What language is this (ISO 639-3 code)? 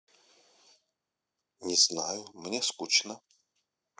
rus